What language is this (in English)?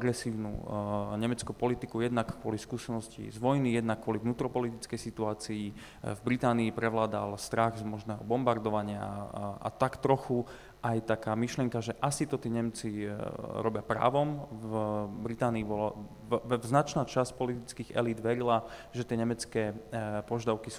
Slovak